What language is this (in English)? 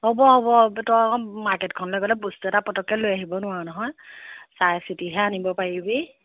Assamese